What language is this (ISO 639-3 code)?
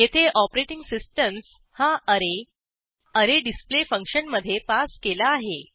mar